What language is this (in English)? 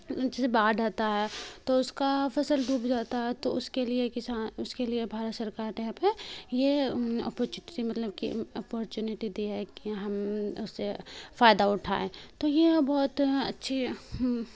Urdu